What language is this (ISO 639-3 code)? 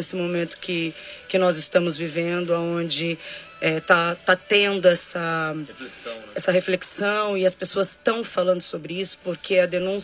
por